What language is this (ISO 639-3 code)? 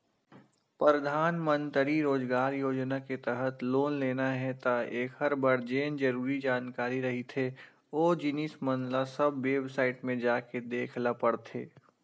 hne